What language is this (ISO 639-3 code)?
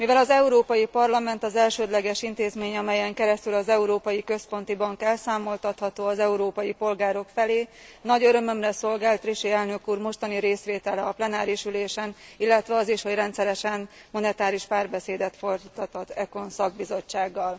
hun